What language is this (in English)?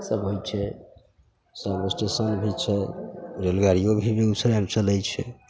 Maithili